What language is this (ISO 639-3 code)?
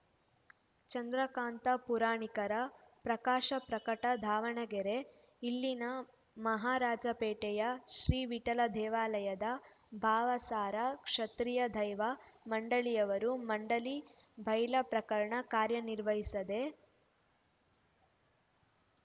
kan